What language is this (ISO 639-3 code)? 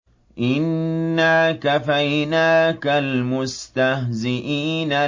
ara